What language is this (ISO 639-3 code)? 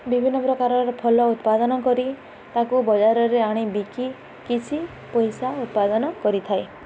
ori